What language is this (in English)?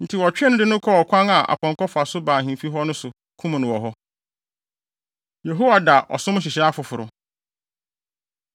Akan